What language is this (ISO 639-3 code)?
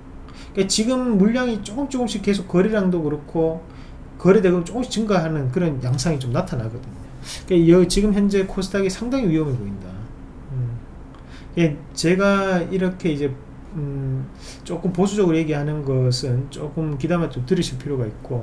kor